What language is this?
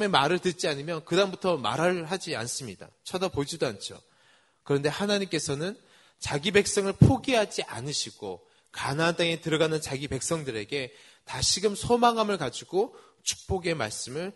Korean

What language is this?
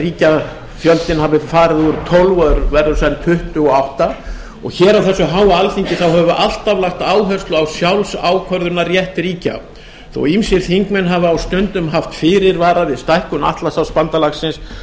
Icelandic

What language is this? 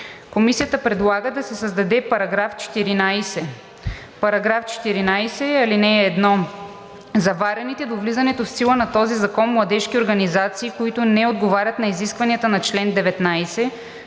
Bulgarian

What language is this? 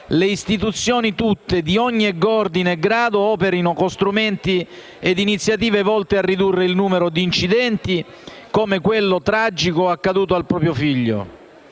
Italian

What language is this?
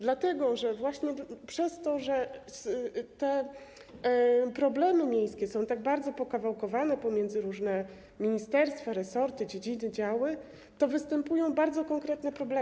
Polish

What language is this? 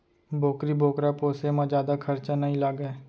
Chhattisgarhi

